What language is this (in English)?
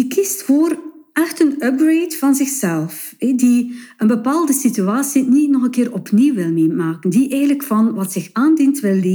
Dutch